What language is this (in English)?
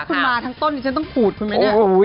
Thai